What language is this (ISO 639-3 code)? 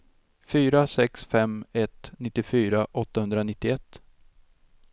swe